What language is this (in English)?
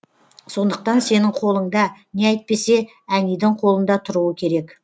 Kazakh